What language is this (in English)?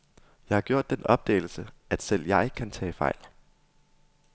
Danish